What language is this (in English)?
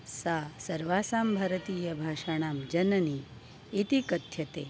Sanskrit